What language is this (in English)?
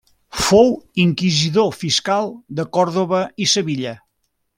Catalan